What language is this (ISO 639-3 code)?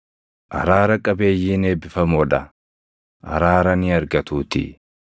orm